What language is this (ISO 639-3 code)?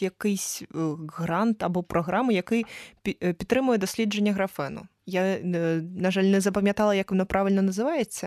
ukr